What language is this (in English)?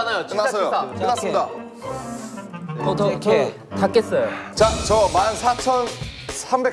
Korean